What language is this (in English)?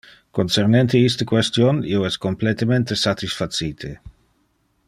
Interlingua